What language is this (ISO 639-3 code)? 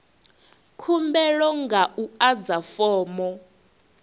ven